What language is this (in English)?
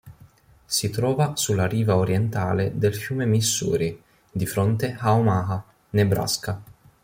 Italian